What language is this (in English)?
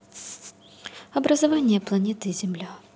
Russian